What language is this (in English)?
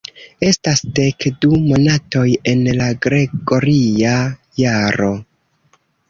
Esperanto